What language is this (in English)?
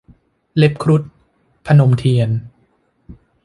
Thai